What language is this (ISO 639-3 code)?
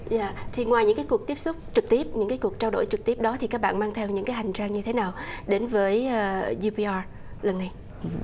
vie